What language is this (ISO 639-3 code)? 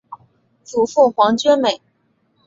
zho